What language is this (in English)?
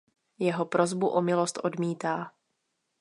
Czech